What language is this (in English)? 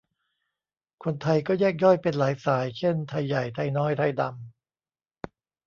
Thai